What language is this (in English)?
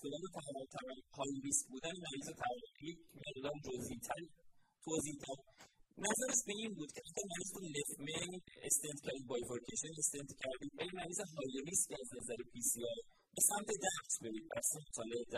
Persian